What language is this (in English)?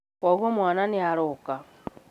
Kikuyu